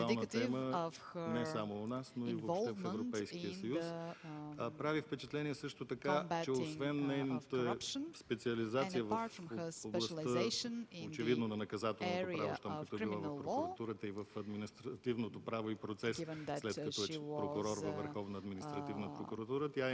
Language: Bulgarian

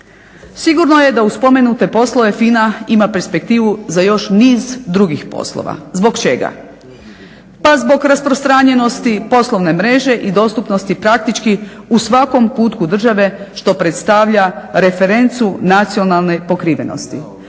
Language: Croatian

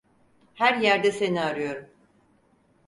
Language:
Turkish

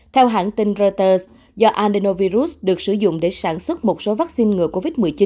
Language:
Vietnamese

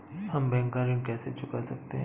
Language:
Hindi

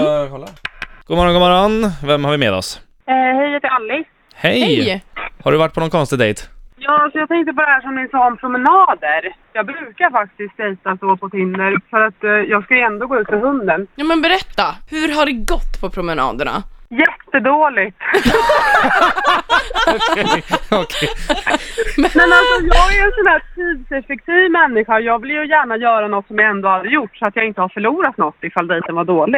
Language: Swedish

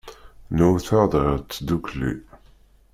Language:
Kabyle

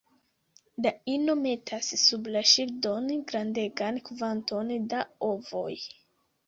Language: Esperanto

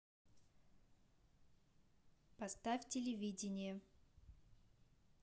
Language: Russian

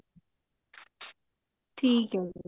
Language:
Punjabi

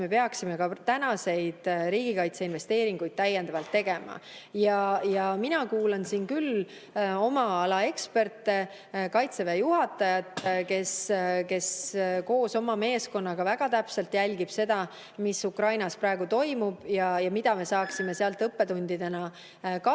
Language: Estonian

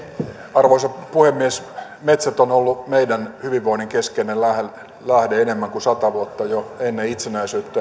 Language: Finnish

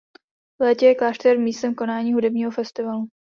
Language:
Czech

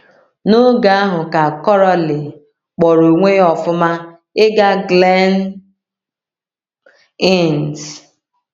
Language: Igbo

